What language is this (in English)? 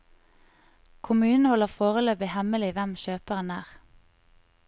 Norwegian